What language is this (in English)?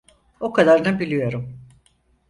Turkish